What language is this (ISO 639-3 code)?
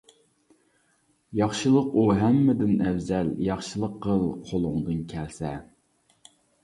uig